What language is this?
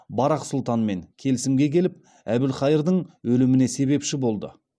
Kazakh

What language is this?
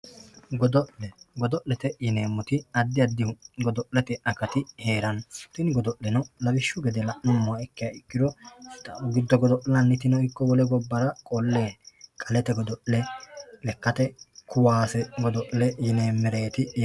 Sidamo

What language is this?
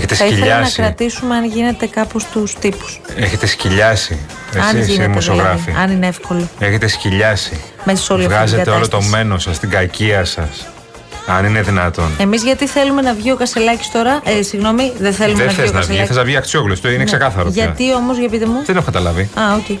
Greek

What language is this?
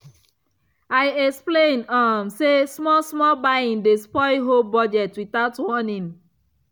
Nigerian Pidgin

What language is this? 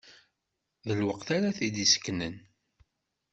Kabyle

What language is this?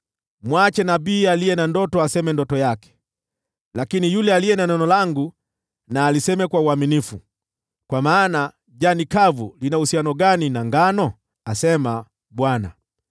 Swahili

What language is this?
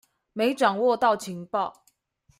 Chinese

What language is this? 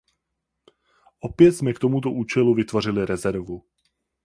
Czech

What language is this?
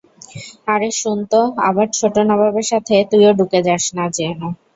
Bangla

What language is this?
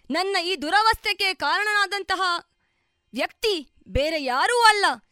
Kannada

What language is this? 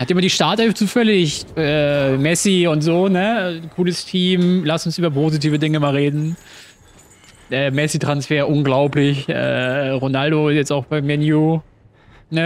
German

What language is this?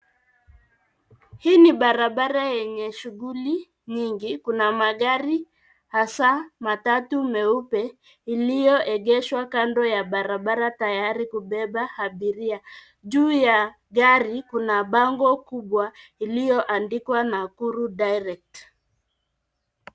Swahili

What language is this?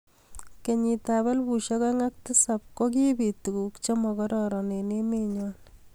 Kalenjin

